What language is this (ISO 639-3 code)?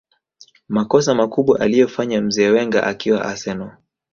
swa